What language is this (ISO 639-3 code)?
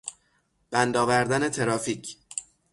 fas